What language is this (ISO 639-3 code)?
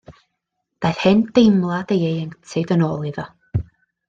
cym